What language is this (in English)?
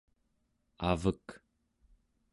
Central Yupik